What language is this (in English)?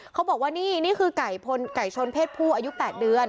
Thai